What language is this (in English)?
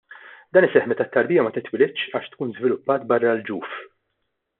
Maltese